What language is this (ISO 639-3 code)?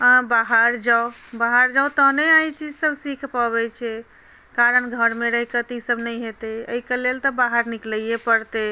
mai